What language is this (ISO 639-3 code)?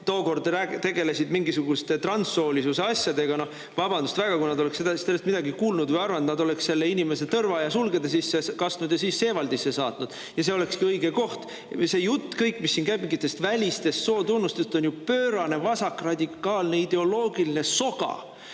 est